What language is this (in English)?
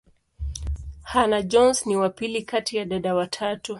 Swahili